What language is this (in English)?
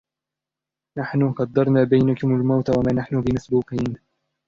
Arabic